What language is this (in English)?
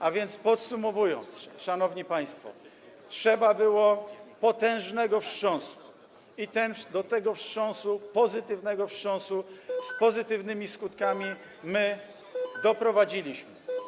Polish